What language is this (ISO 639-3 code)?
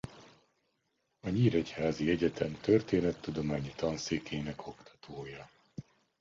hun